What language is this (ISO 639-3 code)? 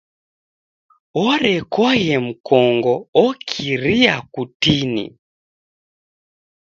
dav